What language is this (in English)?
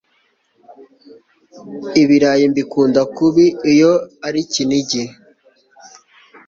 Kinyarwanda